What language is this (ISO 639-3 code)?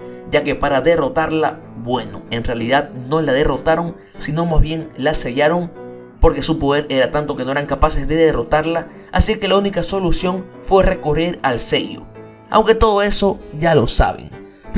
spa